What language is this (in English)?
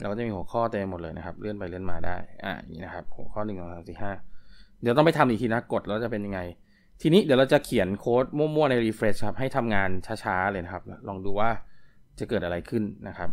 Thai